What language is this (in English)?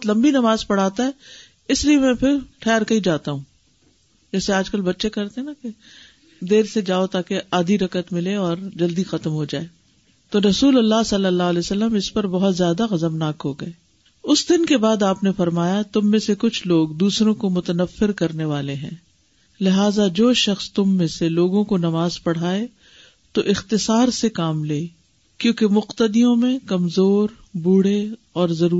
Urdu